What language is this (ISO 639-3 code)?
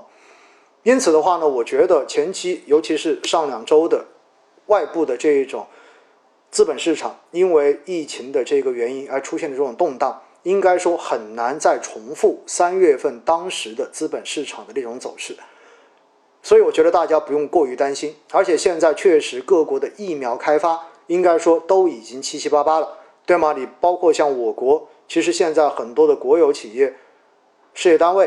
zho